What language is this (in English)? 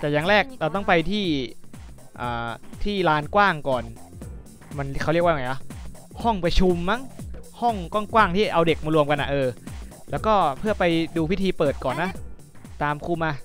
Thai